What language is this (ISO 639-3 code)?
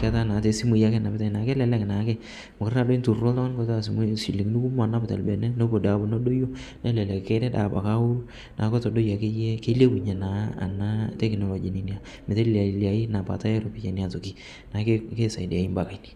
mas